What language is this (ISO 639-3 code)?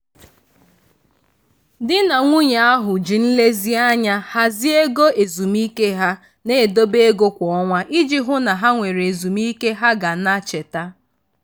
ibo